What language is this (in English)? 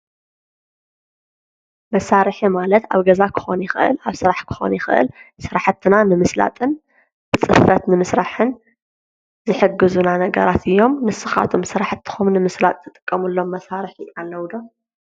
Tigrinya